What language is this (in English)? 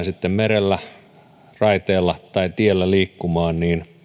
Finnish